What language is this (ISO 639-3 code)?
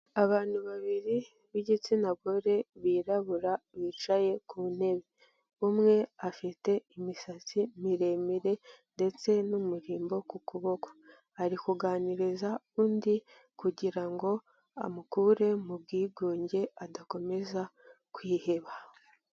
kin